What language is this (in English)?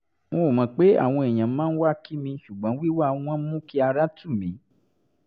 Yoruba